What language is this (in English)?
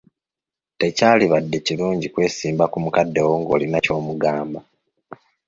Ganda